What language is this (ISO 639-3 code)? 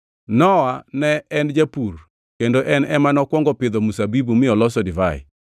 luo